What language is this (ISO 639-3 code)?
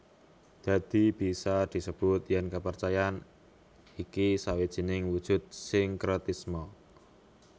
jav